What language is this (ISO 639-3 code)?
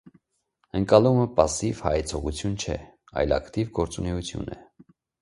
hye